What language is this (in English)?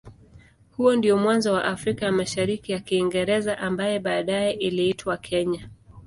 Swahili